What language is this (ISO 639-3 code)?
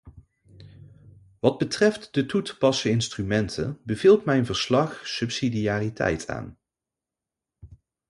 nld